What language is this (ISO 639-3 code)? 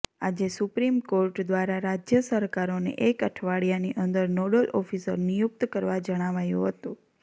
guj